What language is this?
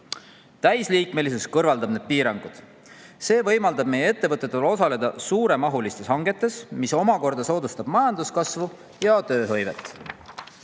Estonian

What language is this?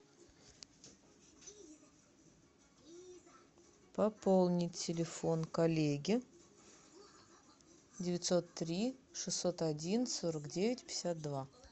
Russian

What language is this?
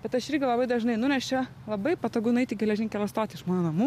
Lithuanian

